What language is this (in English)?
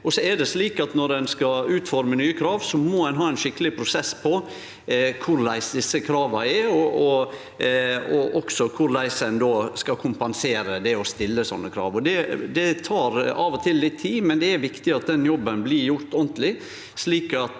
Norwegian